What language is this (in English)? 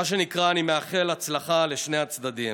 Hebrew